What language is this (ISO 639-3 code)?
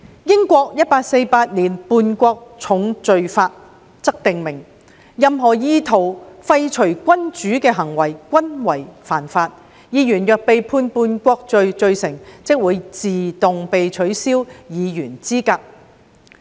yue